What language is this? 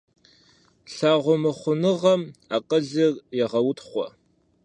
Kabardian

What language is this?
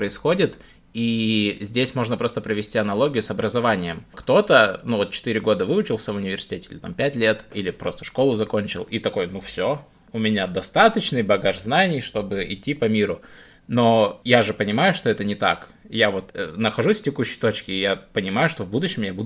Russian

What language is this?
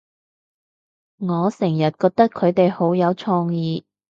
Cantonese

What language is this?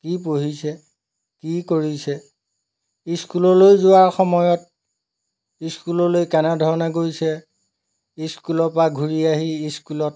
Assamese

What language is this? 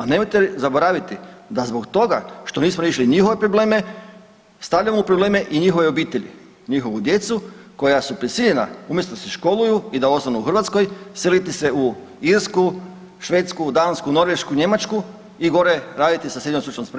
Croatian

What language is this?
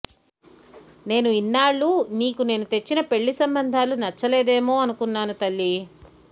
Telugu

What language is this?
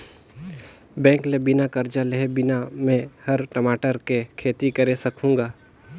Chhattisgarhi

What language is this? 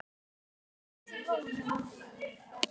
Icelandic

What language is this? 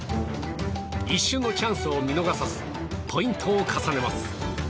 Japanese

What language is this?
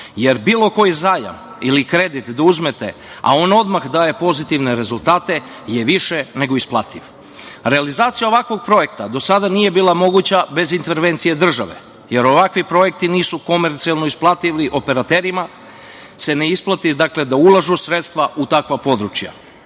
Serbian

